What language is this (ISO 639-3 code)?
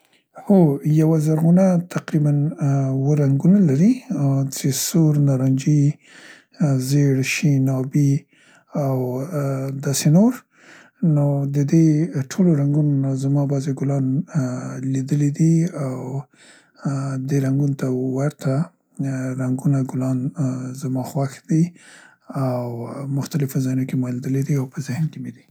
pst